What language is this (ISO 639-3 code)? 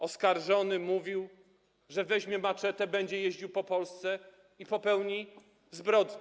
pol